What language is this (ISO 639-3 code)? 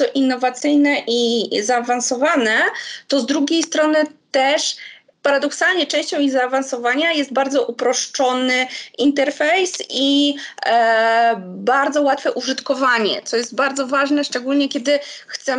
pol